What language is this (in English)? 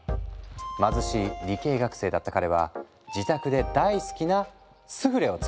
Japanese